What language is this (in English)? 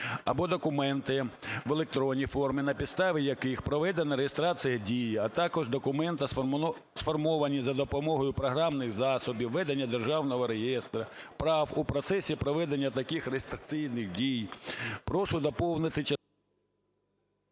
Ukrainian